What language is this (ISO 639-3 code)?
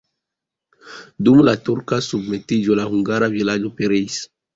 epo